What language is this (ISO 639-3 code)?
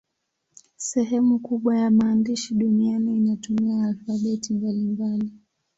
swa